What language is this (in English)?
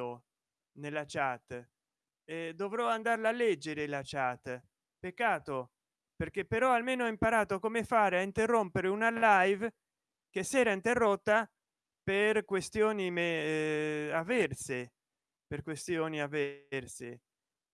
Italian